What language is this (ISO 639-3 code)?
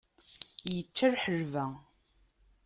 kab